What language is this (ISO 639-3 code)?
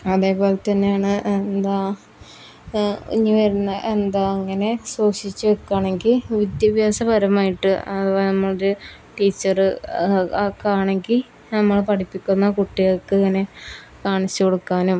mal